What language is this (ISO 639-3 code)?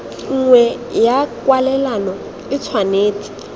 tsn